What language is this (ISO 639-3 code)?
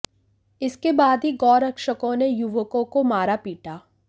hin